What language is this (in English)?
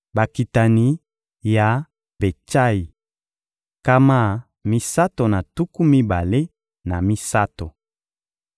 Lingala